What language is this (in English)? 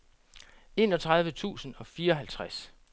Danish